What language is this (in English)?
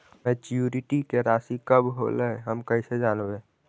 Magahi